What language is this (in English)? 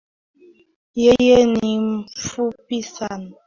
Swahili